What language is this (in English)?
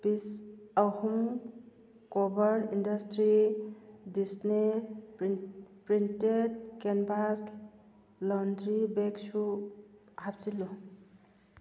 Manipuri